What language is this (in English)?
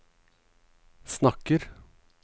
Norwegian